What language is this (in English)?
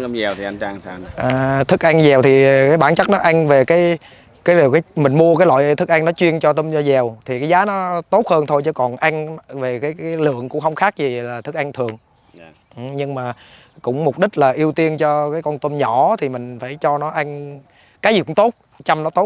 Vietnamese